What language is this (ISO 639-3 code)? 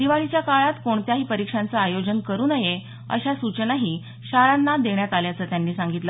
mar